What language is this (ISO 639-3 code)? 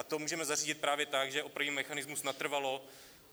ces